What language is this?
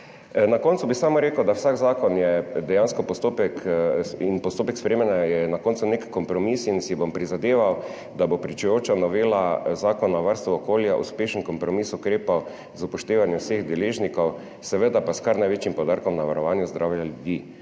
Slovenian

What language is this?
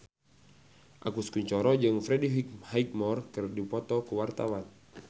Sundanese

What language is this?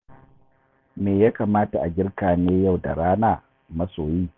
Hausa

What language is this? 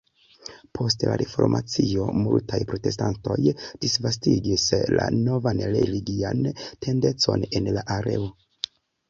Esperanto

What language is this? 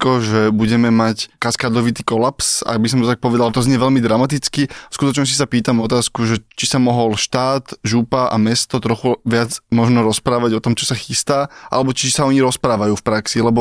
Slovak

